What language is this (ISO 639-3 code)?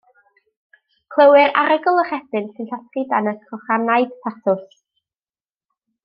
cym